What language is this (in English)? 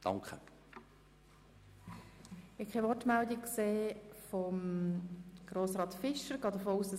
Swiss German